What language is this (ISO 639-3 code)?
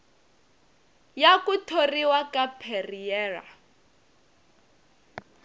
tso